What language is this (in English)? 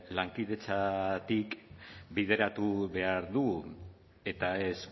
Basque